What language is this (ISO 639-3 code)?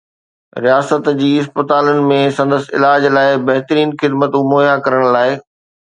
snd